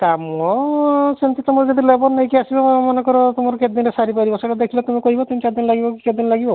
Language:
Odia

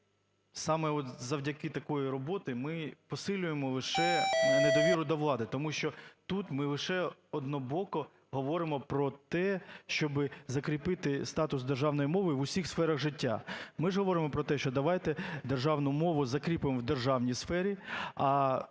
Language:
Ukrainian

